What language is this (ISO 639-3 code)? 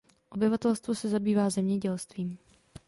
ces